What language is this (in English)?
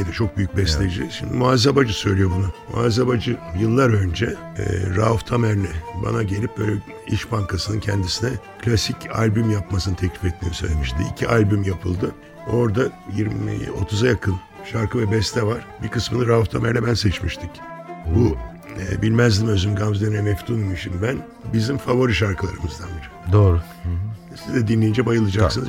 Turkish